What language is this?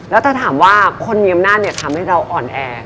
Thai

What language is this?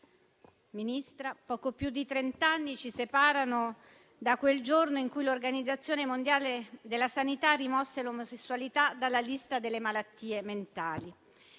Italian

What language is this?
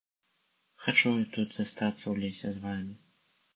Belarusian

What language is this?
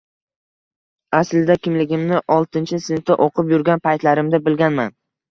Uzbek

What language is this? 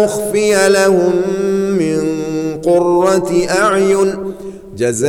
Arabic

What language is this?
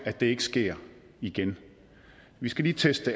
Danish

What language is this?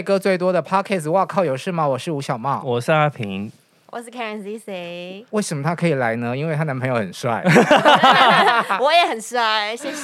Chinese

